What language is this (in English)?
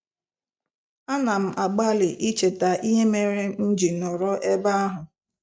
Igbo